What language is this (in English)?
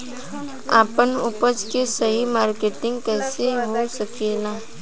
Bhojpuri